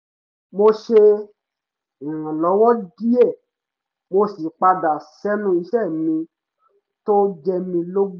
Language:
Yoruba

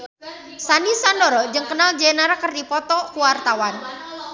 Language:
Sundanese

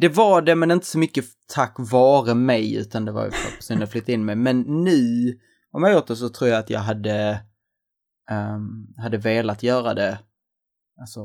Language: Swedish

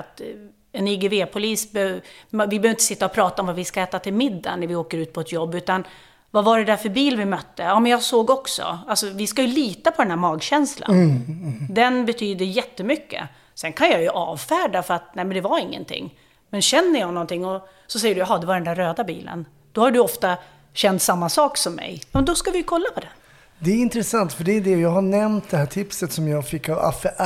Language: Swedish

